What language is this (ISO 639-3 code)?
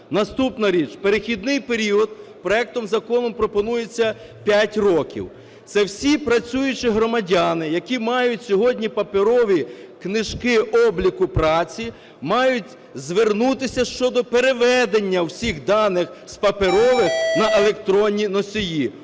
ukr